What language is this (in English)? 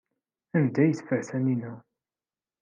Kabyle